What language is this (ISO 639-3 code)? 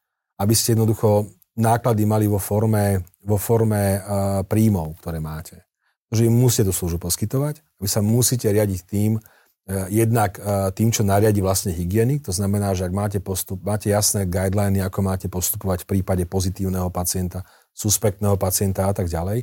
slk